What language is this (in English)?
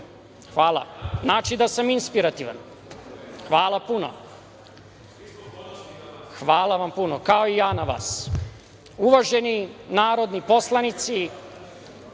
Serbian